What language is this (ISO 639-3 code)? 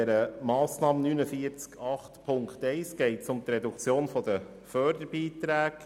gsw